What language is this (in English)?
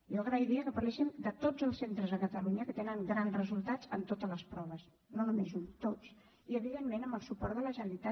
Catalan